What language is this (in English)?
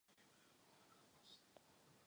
Czech